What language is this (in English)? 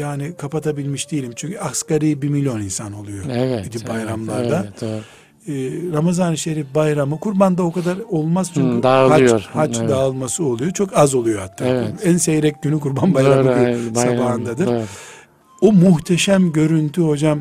Turkish